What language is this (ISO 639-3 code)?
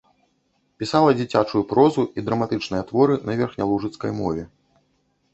bel